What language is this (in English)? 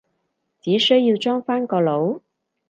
Cantonese